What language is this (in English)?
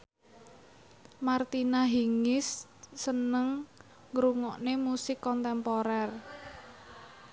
Javanese